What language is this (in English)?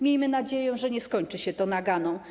Polish